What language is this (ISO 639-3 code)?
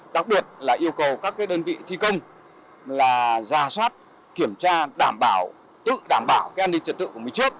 vie